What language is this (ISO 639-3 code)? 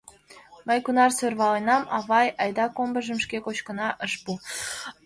chm